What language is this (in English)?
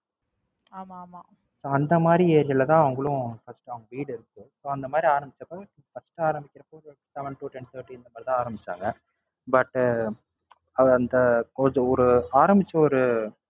Tamil